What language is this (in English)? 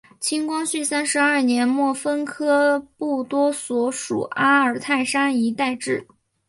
Chinese